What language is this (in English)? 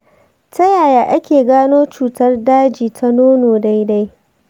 Hausa